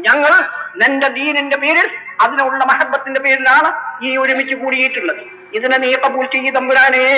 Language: Malayalam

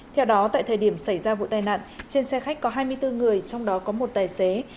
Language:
Vietnamese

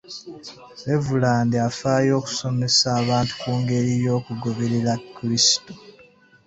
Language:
Ganda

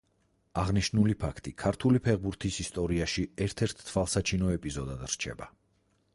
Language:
Georgian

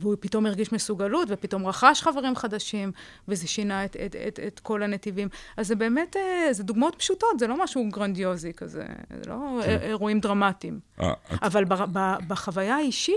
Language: Hebrew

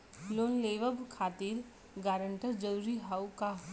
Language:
Bhojpuri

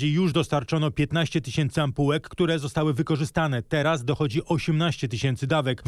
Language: Polish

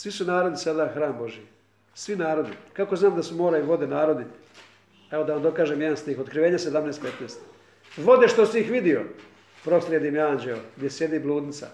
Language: Croatian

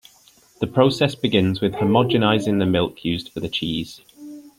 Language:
English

